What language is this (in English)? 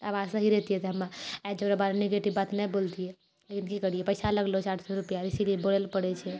Maithili